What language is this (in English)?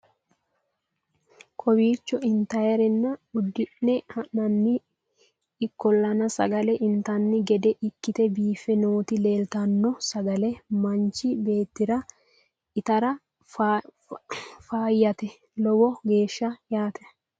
Sidamo